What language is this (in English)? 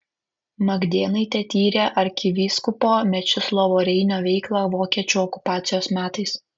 Lithuanian